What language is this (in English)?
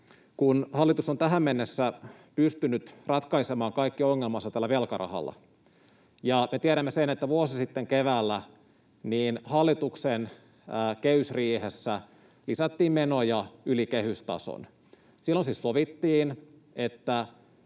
Finnish